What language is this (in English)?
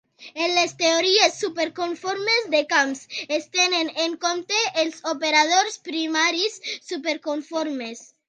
Catalan